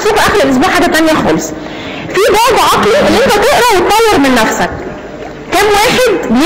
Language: Arabic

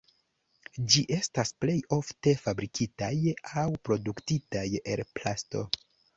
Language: Esperanto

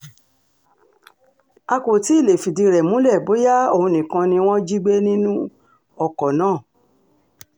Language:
Yoruba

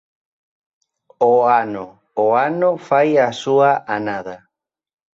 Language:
Galician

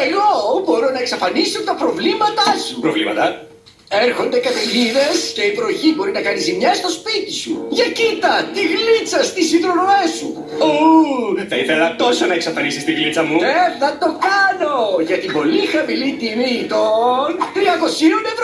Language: Greek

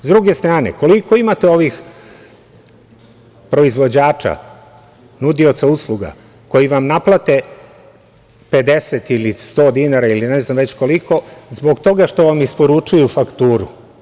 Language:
Serbian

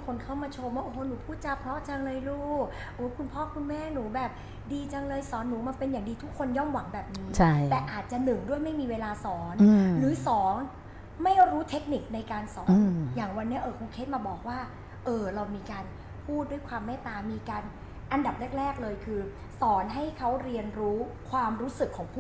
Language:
Thai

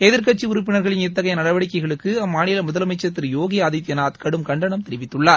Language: Tamil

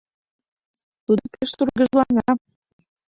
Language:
Mari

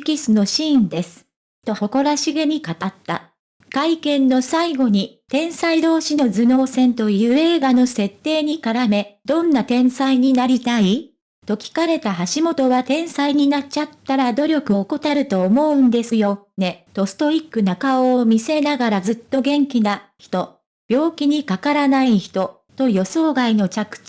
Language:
Japanese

